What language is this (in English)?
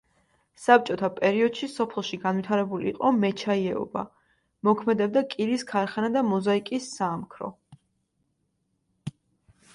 Georgian